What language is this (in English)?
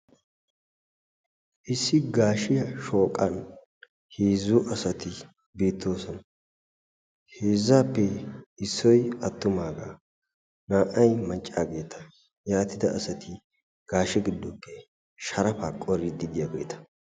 Wolaytta